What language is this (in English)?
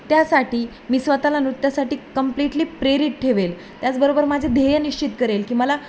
Marathi